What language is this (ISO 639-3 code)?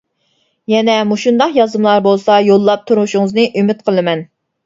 uig